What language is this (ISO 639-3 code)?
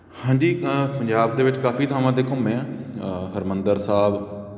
pan